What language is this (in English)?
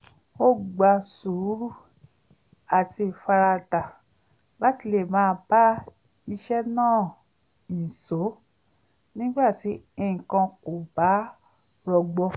Yoruba